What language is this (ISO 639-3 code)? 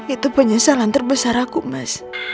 ind